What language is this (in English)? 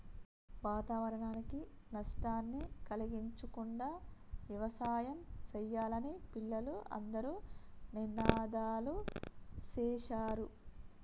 Telugu